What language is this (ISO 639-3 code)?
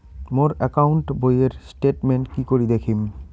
ben